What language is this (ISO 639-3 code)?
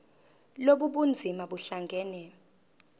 zul